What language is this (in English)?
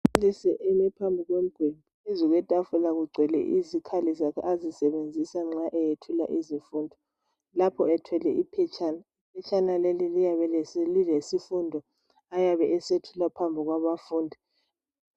North Ndebele